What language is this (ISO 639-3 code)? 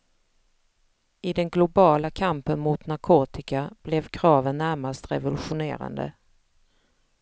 swe